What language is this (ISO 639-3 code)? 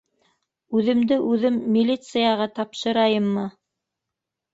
bak